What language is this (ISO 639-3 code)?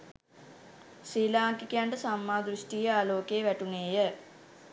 sin